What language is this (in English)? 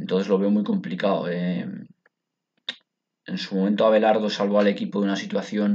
Spanish